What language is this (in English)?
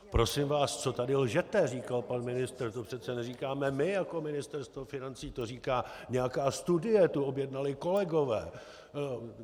Czech